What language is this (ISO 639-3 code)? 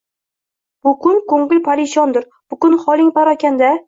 uzb